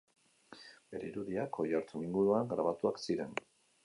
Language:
Basque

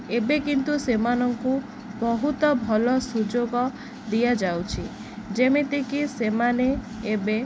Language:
Odia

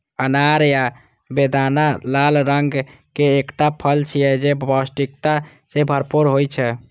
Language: Maithili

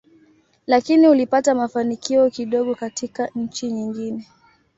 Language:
Swahili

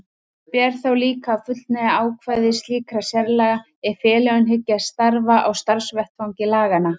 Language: Icelandic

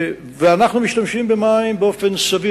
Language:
Hebrew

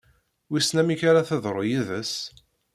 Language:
Kabyle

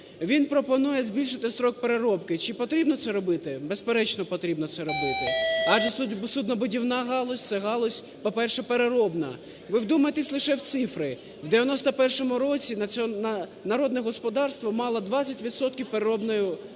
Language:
Ukrainian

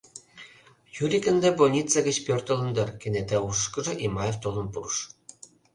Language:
Mari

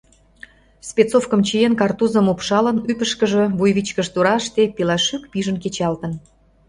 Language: Mari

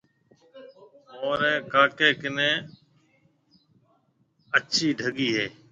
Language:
Marwari (Pakistan)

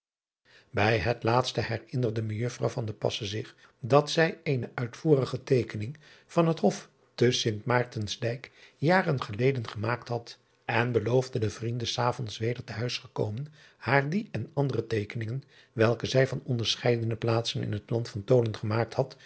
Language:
Dutch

